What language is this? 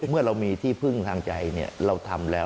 Thai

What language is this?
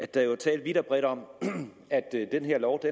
Danish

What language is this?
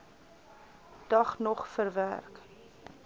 Afrikaans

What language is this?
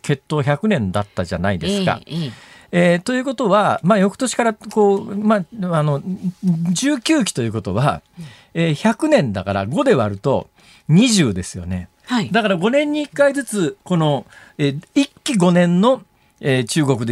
Japanese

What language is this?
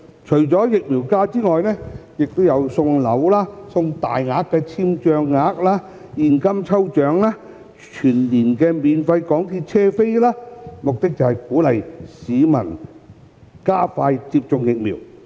Cantonese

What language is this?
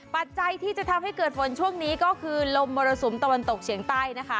Thai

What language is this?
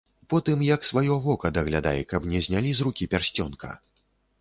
Belarusian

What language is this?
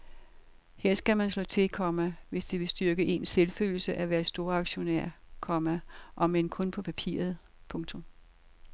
Danish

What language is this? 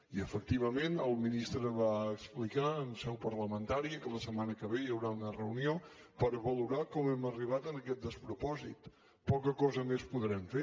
Catalan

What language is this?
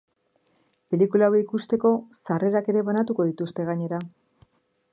Basque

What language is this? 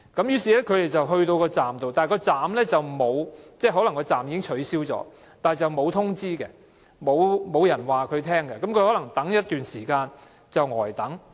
Cantonese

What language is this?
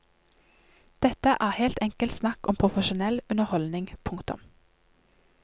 Norwegian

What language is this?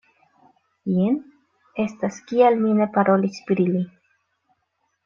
Esperanto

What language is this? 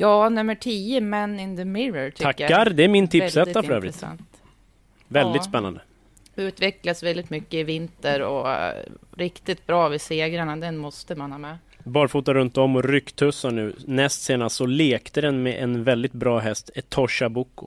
Swedish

